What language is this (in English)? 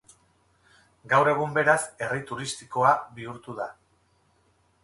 Basque